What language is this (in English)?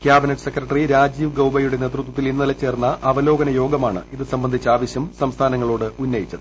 Malayalam